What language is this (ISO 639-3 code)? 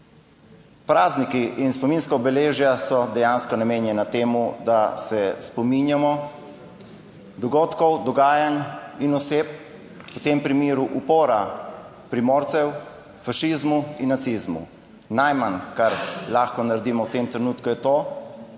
slv